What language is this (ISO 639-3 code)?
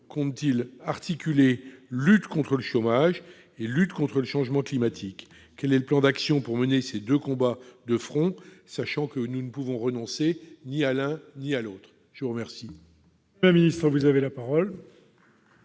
fra